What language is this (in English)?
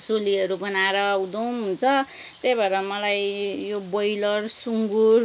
Nepali